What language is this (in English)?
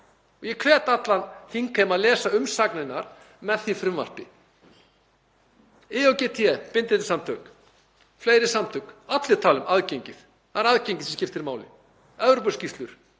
Icelandic